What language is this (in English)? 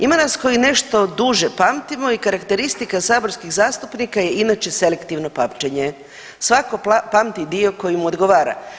Croatian